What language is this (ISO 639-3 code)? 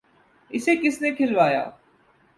urd